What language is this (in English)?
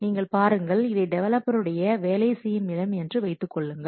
Tamil